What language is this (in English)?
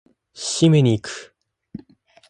Japanese